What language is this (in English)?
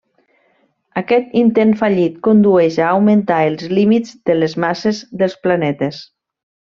Catalan